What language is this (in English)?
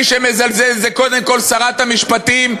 Hebrew